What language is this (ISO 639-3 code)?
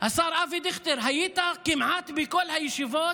heb